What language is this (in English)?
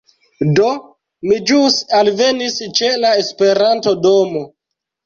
Esperanto